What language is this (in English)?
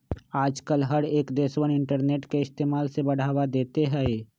Magahi